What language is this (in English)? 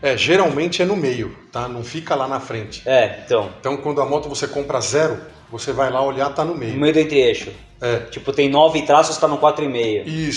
Portuguese